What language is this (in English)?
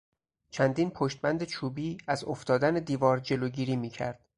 Persian